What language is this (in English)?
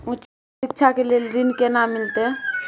Maithili